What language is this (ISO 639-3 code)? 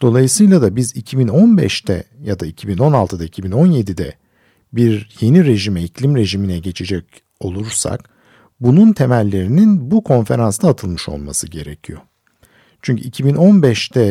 tur